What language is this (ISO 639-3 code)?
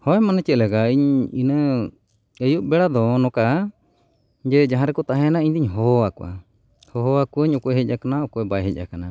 sat